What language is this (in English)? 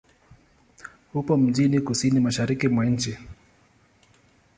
Swahili